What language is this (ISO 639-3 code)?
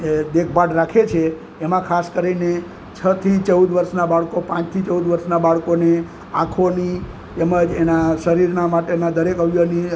guj